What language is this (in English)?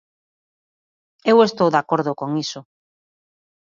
Galician